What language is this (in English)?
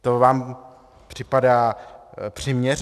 Czech